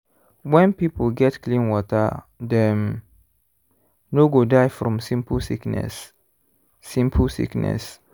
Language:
Nigerian Pidgin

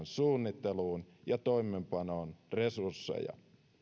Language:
Finnish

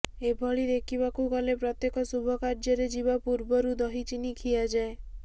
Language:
Odia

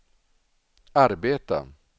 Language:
Swedish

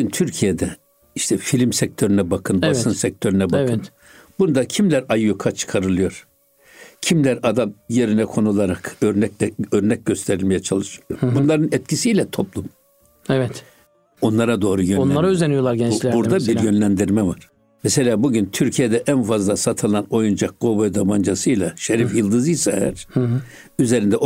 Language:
Turkish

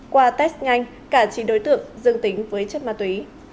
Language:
Vietnamese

